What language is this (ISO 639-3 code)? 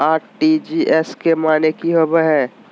mag